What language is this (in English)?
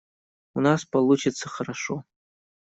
Russian